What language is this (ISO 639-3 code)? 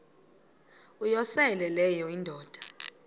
xho